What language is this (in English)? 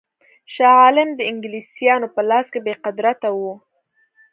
Pashto